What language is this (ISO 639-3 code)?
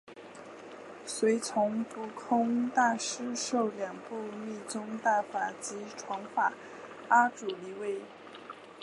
zho